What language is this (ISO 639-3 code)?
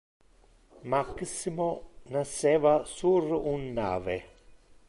ina